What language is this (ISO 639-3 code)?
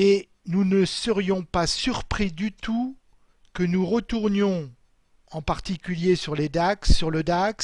fra